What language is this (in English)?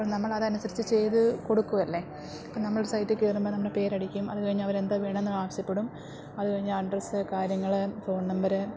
Malayalam